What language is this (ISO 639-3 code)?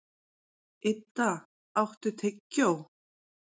isl